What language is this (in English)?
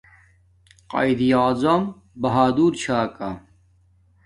Domaaki